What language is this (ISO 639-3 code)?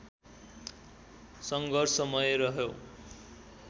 nep